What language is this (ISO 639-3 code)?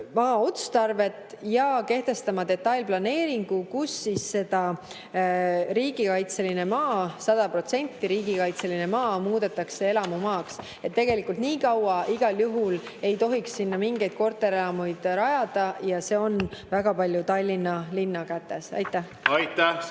est